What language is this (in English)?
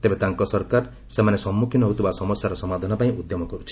Odia